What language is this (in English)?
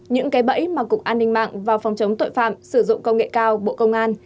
Vietnamese